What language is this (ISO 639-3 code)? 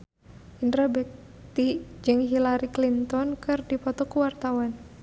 sun